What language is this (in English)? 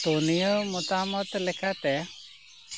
Santali